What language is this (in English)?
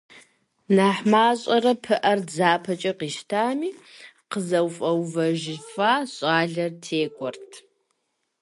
Kabardian